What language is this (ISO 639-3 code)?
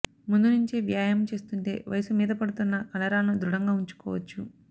tel